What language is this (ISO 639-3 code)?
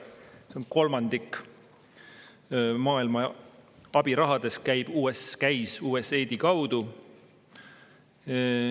est